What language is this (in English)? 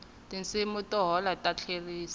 Tsonga